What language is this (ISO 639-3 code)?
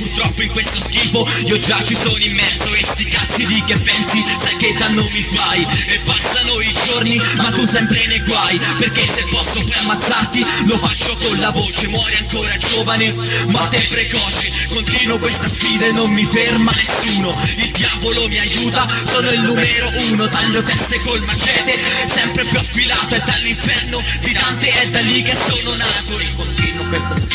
ita